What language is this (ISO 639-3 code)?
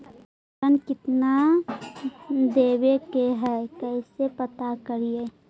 mag